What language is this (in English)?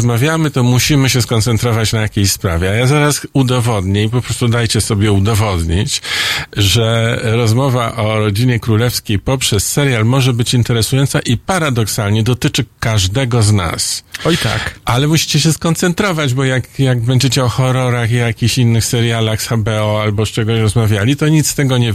Polish